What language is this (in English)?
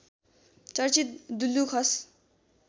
Nepali